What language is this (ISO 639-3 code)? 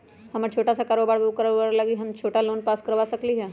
mag